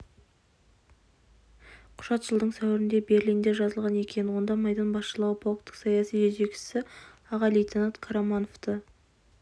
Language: Kazakh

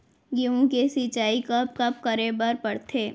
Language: Chhattisgarhi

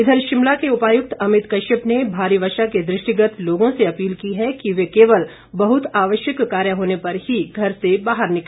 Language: Hindi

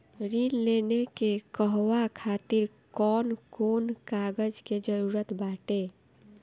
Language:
Bhojpuri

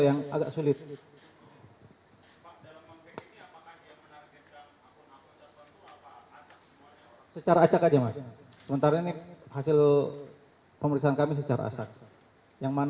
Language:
Indonesian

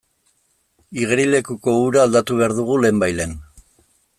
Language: Basque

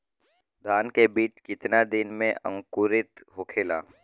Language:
Bhojpuri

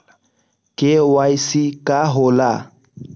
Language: Magahi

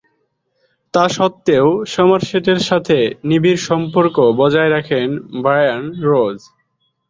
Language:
Bangla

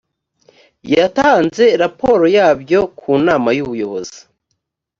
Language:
Kinyarwanda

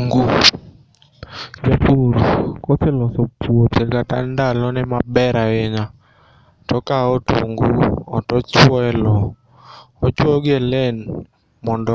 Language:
Luo (Kenya and Tanzania)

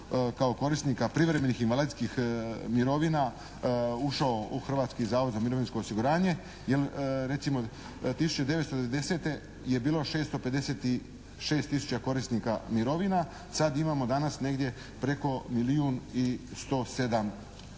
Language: Croatian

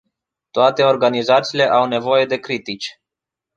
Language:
Romanian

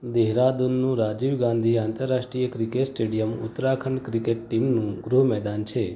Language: Gujarati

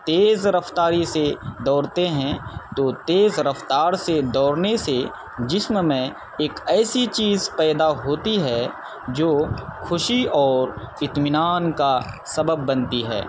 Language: Urdu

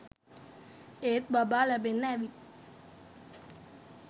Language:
Sinhala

